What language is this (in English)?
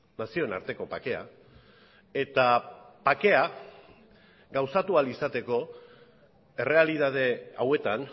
Basque